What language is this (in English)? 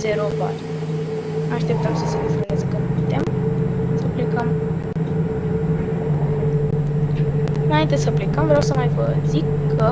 Romanian